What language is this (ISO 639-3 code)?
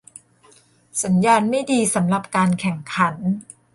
tha